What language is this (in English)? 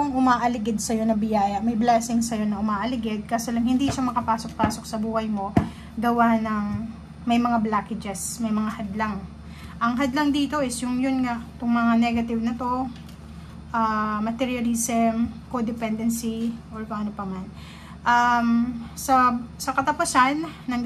Filipino